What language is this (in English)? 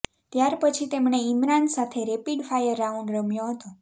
Gujarati